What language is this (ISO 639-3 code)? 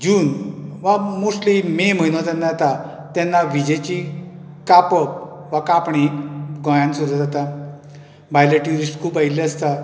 kok